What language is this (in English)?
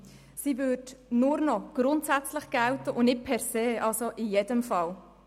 Swiss German